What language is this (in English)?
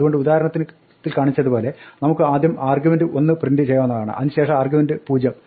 Malayalam